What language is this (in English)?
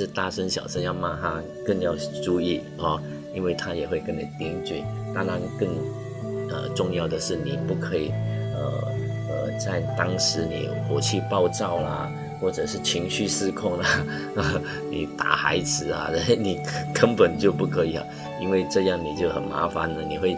Chinese